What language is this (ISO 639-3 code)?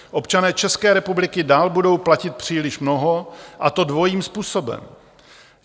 ces